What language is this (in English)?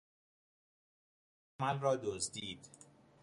Persian